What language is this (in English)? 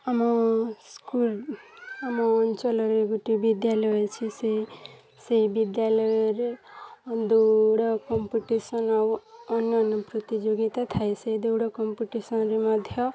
Odia